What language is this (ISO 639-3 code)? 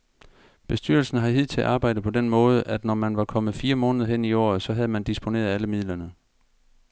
dan